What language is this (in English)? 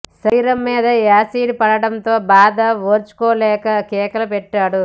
Telugu